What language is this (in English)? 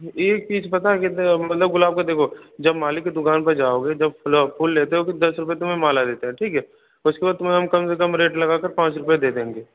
Hindi